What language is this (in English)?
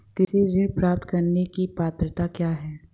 Hindi